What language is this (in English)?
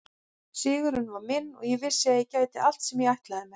Icelandic